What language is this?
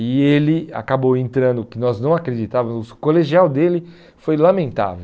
Portuguese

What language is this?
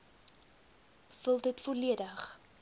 Afrikaans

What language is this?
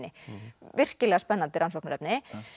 Icelandic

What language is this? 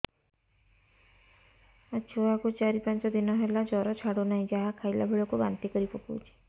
Odia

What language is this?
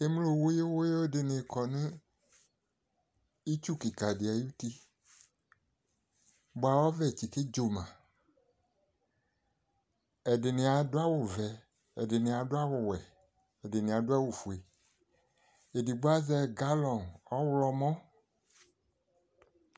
Ikposo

